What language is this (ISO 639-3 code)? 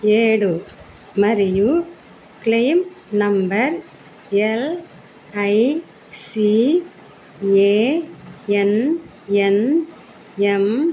tel